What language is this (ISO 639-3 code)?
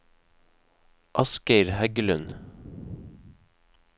nor